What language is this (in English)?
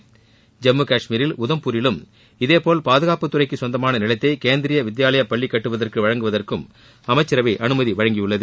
Tamil